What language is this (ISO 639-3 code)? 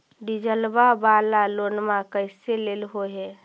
mag